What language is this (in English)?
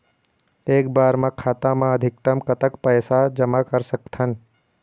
Chhattisgarhi